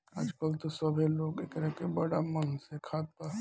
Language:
Bhojpuri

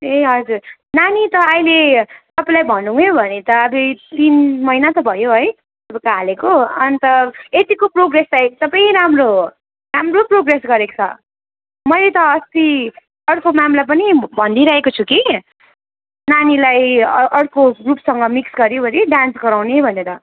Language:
Nepali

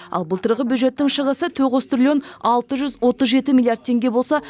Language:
Kazakh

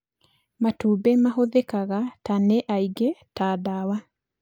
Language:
Kikuyu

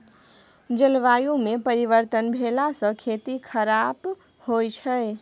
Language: Maithili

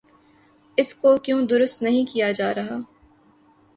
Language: Urdu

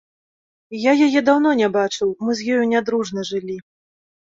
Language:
Belarusian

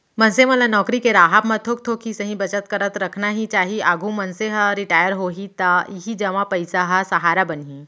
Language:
Chhattisgarhi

